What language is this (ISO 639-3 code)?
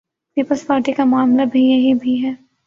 urd